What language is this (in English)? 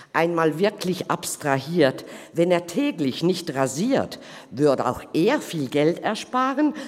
Swiss German